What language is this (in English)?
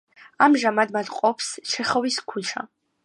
Georgian